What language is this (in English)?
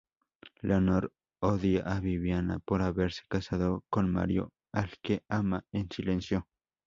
Spanish